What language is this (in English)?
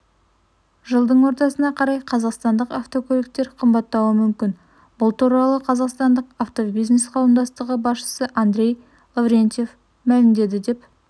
Kazakh